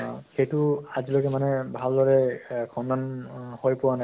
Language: Assamese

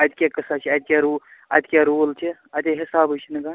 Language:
Kashmiri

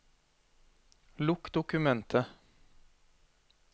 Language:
Norwegian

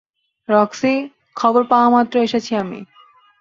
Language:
Bangla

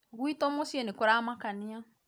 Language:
Kikuyu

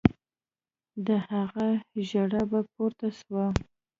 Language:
Pashto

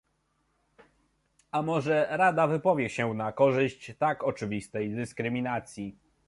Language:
Polish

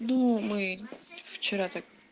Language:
Russian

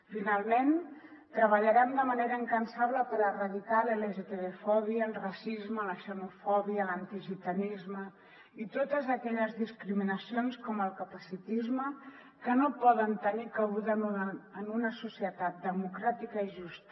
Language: Catalan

